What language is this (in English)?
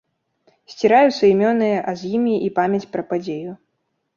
Belarusian